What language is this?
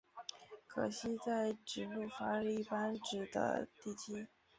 Chinese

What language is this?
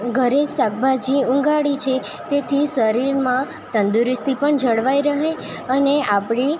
Gujarati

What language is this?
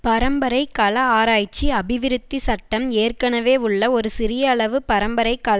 Tamil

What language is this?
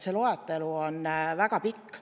Estonian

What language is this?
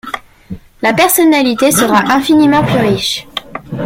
French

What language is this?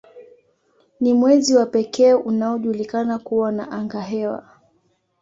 Swahili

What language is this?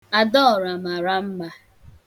Igbo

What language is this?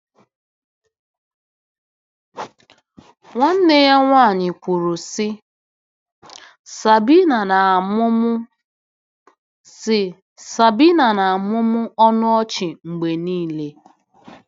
Igbo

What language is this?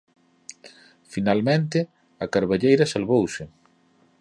Galician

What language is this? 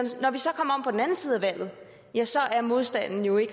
Danish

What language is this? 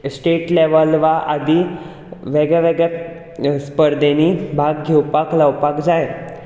Konkani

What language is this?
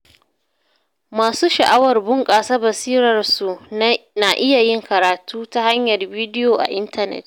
Hausa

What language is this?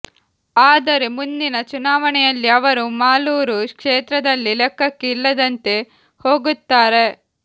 Kannada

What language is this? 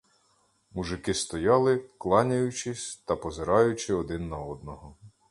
Ukrainian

